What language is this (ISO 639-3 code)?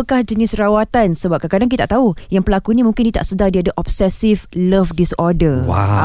msa